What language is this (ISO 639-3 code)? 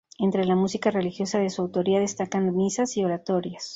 spa